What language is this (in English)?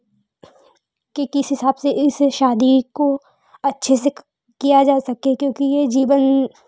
Hindi